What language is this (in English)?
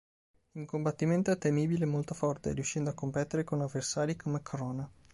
Italian